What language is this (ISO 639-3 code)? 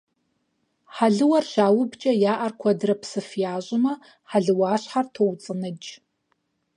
kbd